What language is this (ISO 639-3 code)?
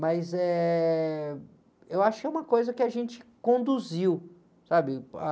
por